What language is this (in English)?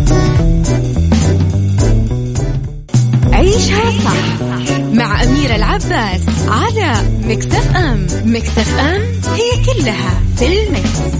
Arabic